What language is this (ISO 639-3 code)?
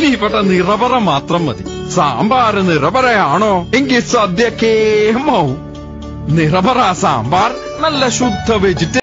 tha